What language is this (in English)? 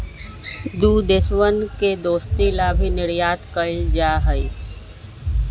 Magahi